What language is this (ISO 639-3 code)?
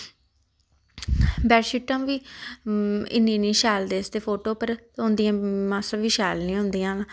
doi